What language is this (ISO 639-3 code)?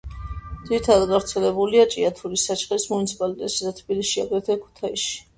kat